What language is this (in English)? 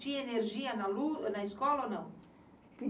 Portuguese